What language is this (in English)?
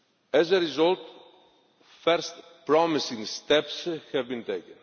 English